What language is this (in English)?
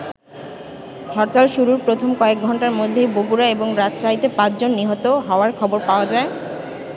Bangla